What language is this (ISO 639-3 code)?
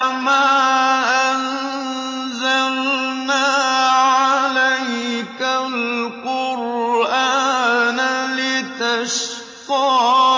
ara